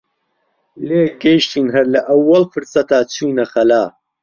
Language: Central Kurdish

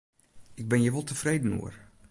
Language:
Western Frisian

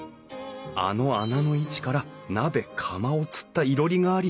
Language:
Japanese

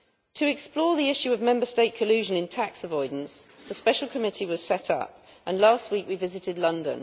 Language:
English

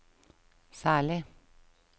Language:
Norwegian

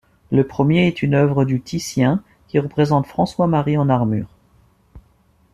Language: French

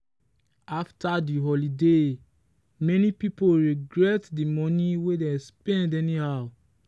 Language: Nigerian Pidgin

